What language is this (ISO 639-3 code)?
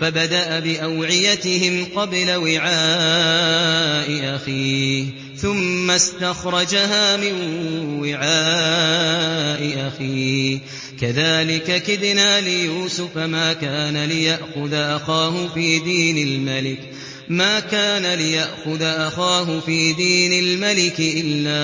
ara